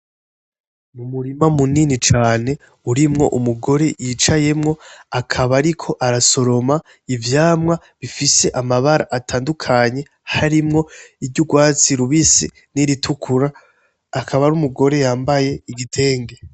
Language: Rundi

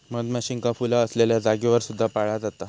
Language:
Marathi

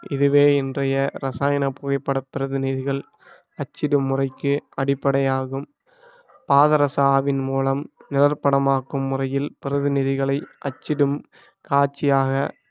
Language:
Tamil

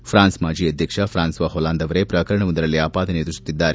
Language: Kannada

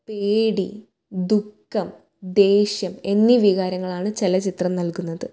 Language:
Malayalam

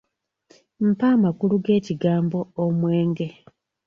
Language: Ganda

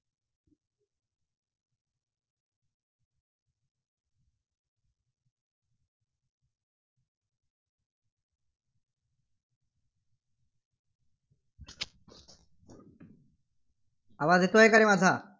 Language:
Marathi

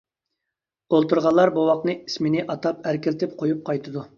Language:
Uyghur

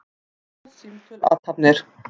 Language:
Icelandic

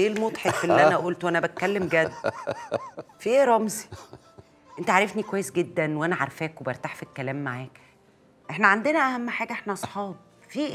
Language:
Arabic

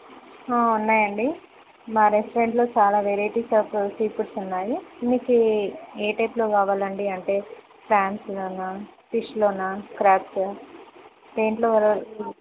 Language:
Telugu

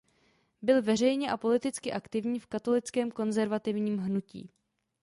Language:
Czech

